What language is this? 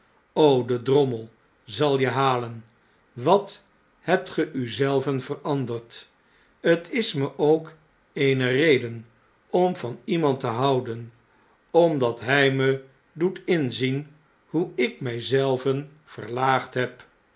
Dutch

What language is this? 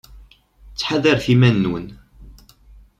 Kabyle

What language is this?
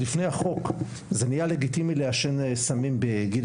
Hebrew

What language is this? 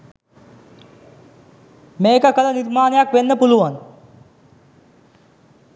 Sinhala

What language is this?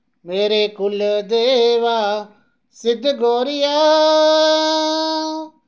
Dogri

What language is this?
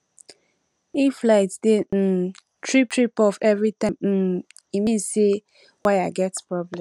Nigerian Pidgin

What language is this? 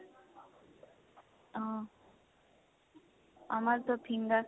Assamese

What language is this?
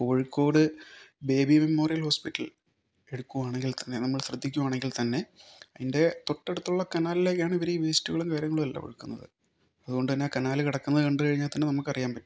Malayalam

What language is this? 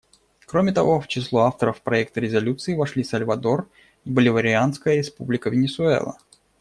Russian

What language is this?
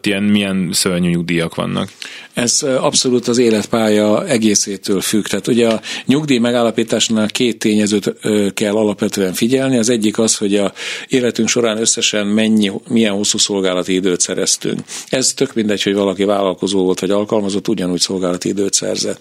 Hungarian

